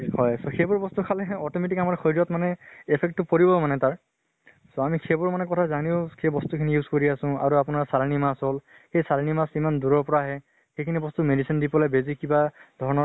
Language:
Assamese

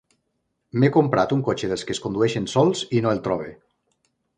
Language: Catalan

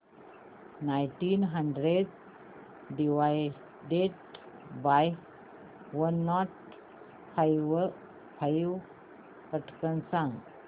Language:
Marathi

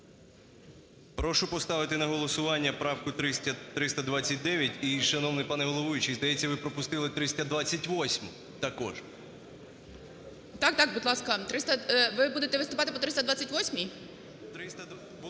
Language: Ukrainian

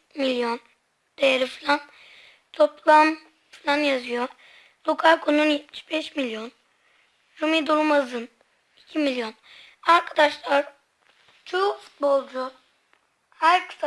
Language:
Turkish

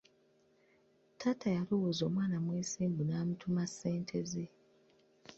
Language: Ganda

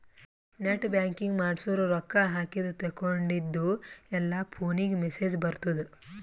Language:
Kannada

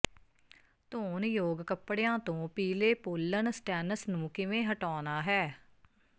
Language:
Punjabi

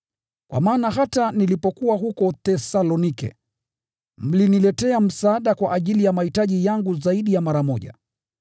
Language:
Swahili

